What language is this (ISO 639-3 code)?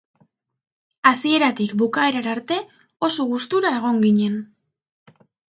eus